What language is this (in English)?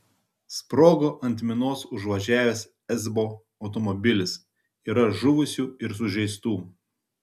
Lithuanian